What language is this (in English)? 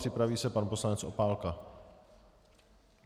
Czech